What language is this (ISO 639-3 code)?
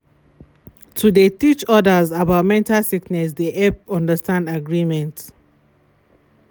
pcm